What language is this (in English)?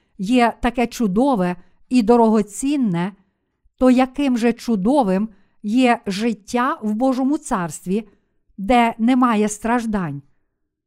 Ukrainian